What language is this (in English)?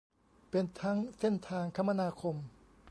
Thai